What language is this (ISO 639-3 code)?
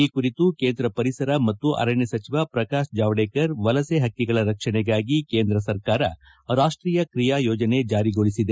kan